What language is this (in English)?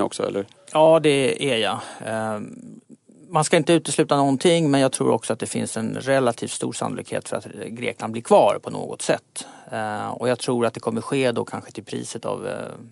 Swedish